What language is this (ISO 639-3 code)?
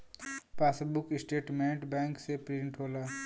bho